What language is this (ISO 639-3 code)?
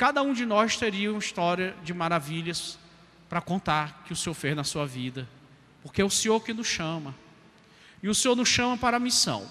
por